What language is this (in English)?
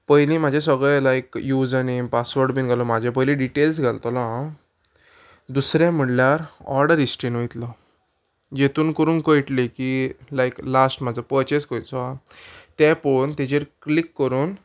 Konkani